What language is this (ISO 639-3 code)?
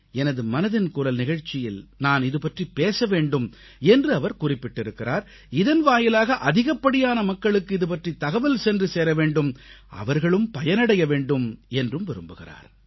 tam